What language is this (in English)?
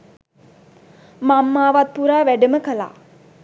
Sinhala